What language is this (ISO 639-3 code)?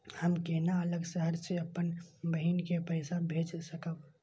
mai